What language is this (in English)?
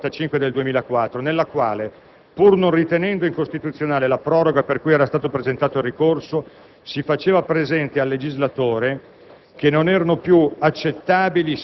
Italian